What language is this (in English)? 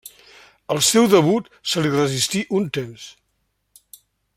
Catalan